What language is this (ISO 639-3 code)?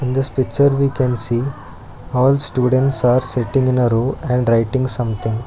eng